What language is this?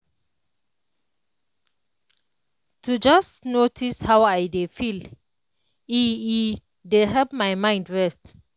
Nigerian Pidgin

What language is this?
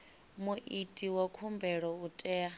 Venda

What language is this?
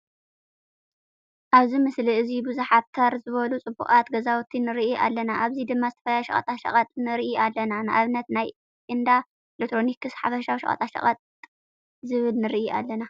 Tigrinya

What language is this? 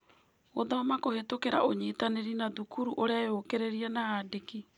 Kikuyu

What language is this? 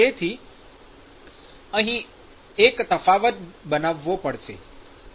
Gujarati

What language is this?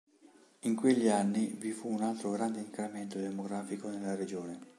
Italian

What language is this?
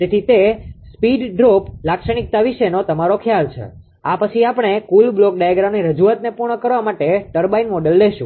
Gujarati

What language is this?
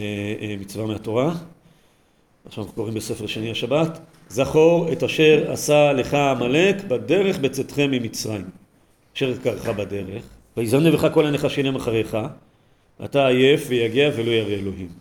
Hebrew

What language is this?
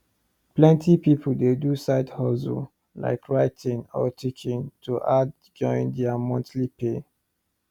Nigerian Pidgin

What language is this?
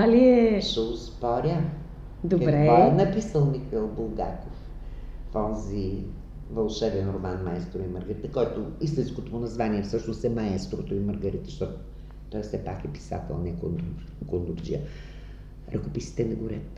Bulgarian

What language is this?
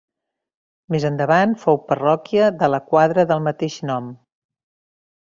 Catalan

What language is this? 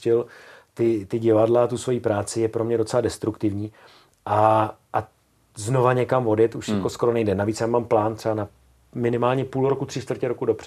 Czech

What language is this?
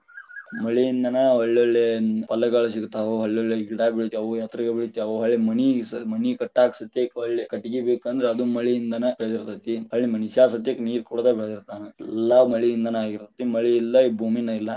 Kannada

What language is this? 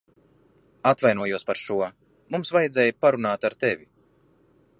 Latvian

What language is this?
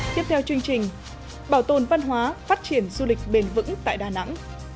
Vietnamese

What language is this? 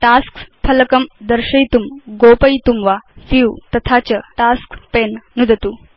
Sanskrit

